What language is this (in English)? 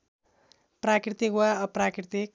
Nepali